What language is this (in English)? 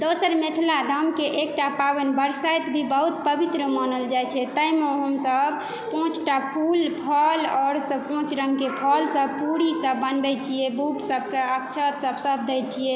Maithili